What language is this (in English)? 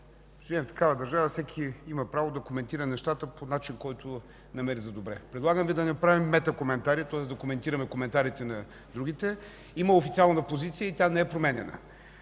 Bulgarian